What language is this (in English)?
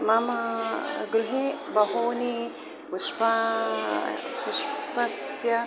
Sanskrit